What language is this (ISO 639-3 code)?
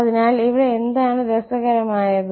mal